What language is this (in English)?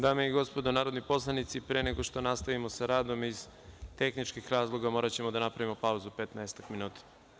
Serbian